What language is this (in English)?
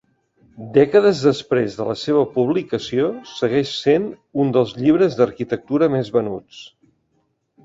Catalan